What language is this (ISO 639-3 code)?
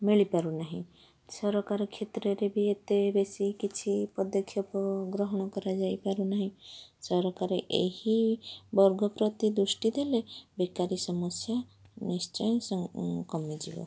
ori